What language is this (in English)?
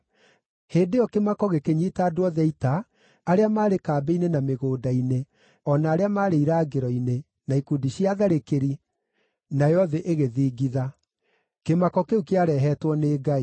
Kikuyu